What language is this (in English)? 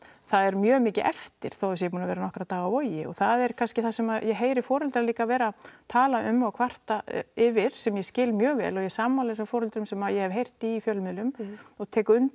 Icelandic